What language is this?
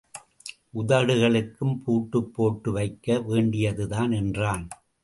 Tamil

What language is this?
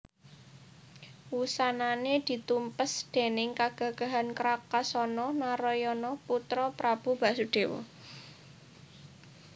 Javanese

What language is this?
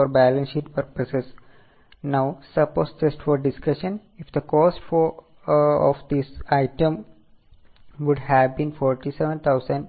Malayalam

